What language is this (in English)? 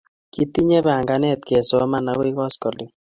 Kalenjin